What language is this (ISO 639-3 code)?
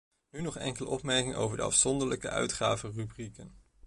nld